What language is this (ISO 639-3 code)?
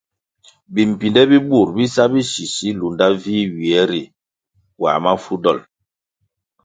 nmg